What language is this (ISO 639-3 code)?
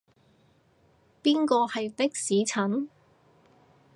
yue